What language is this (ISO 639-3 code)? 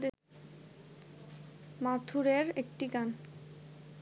ben